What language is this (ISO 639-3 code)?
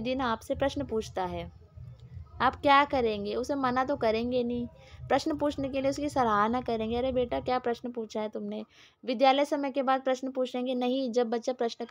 hin